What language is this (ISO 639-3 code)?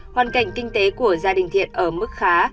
vie